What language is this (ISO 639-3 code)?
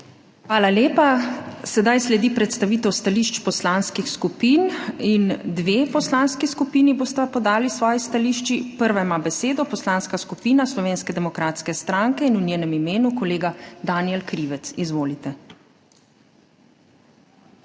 slv